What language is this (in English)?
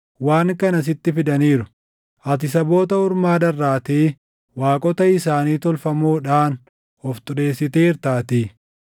Oromo